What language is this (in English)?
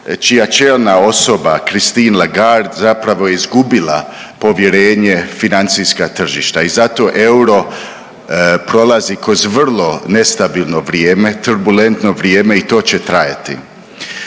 Croatian